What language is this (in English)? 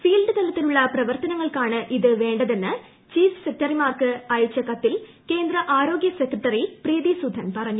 Malayalam